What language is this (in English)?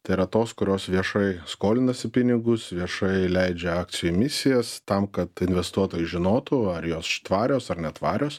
Lithuanian